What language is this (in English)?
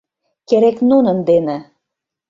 Mari